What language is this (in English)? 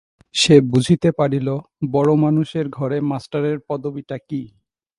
Bangla